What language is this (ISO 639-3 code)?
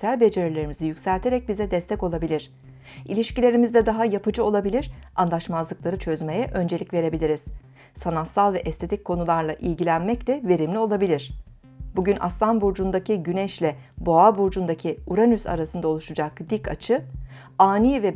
tur